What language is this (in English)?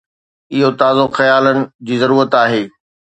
Sindhi